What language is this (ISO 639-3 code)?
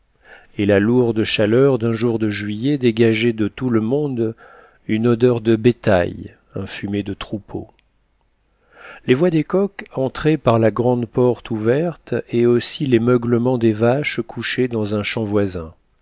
fra